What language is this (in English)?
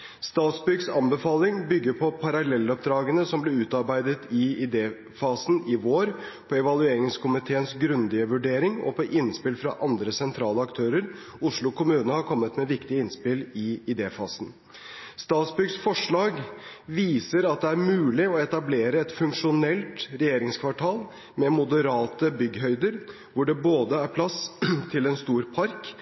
Norwegian Bokmål